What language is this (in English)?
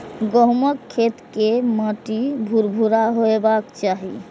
Maithili